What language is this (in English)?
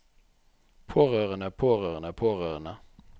Norwegian